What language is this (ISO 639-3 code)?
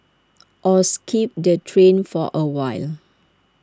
eng